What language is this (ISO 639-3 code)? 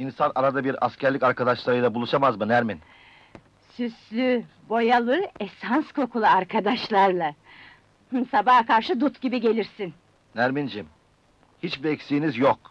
tur